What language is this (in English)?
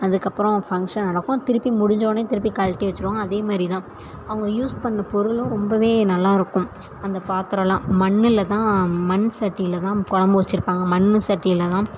Tamil